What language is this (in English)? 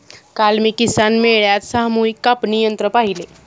Marathi